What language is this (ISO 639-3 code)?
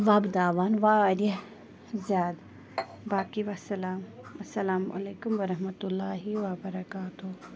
kas